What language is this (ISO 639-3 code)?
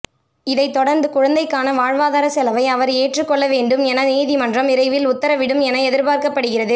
tam